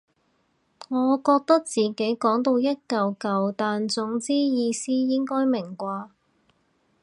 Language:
Cantonese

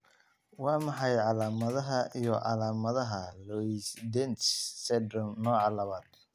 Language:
Somali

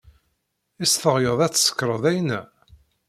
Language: Kabyle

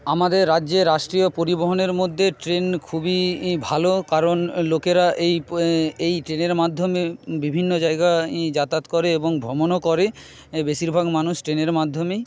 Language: Bangla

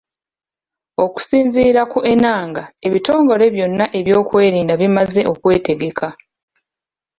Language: Ganda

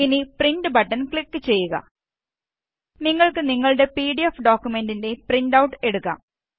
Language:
Malayalam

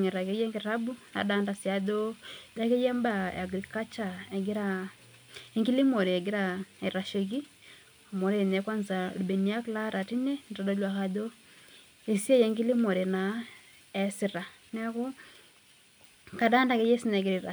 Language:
Masai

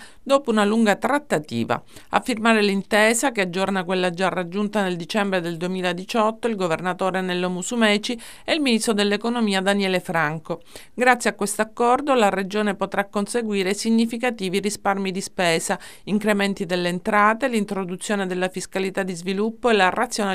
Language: Italian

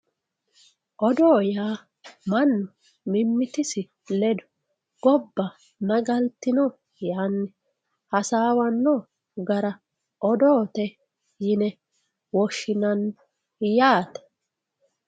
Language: Sidamo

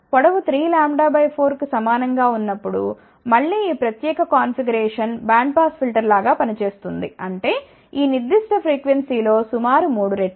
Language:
Telugu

